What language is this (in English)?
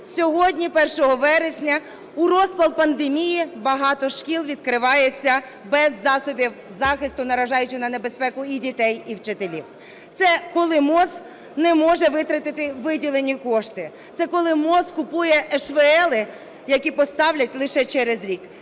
Ukrainian